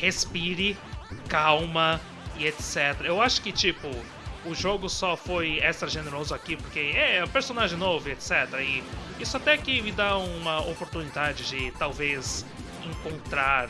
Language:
Portuguese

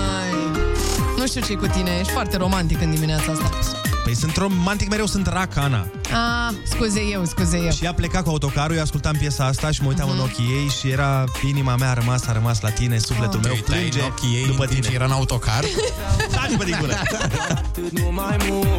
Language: Romanian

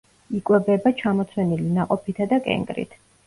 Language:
Georgian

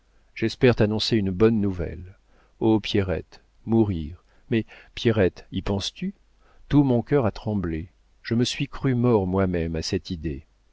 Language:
French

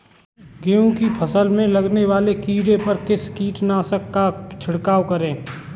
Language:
Hindi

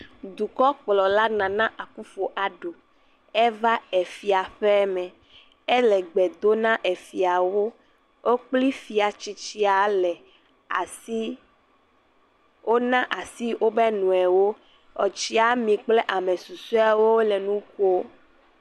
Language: Ewe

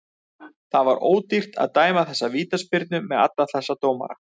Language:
Icelandic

